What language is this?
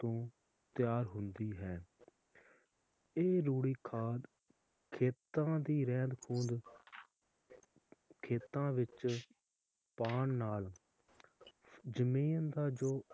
Punjabi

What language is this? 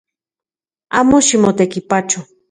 Central Puebla Nahuatl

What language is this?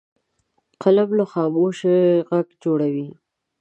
Pashto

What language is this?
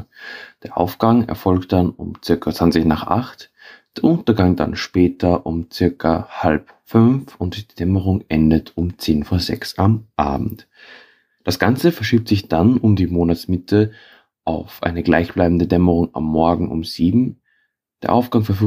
German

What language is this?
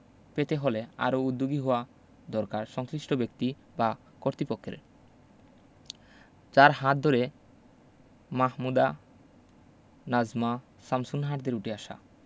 Bangla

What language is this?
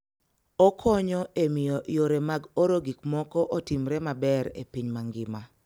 Luo (Kenya and Tanzania)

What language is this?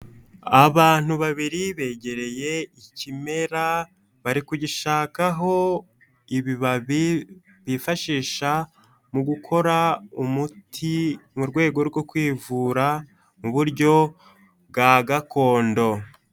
Kinyarwanda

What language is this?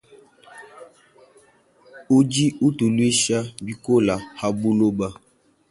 Luba-Lulua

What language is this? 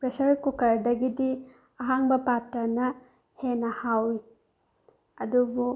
Manipuri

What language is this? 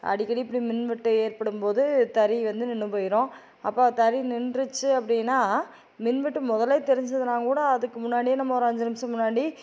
Tamil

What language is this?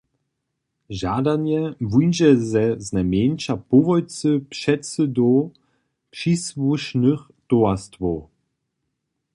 Upper Sorbian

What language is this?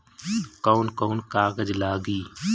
Bhojpuri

